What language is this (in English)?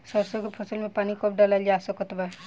Bhojpuri